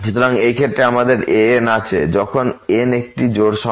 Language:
Bangla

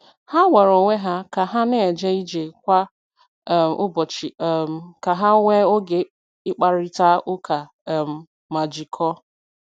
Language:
Igbo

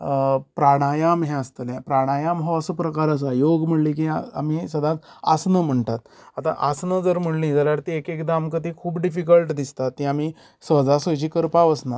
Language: Konkani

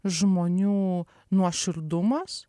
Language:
Lithuanian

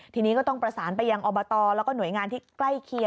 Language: Thai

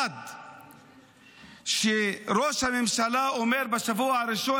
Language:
Hebrew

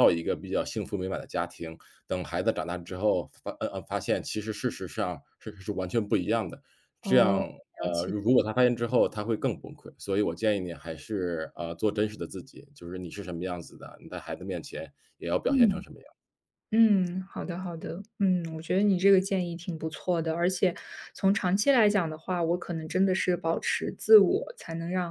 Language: Chinese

